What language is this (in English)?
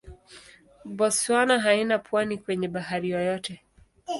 Swahili